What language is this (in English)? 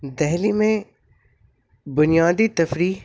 Urdu